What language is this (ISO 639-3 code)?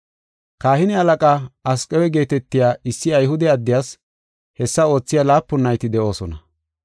gof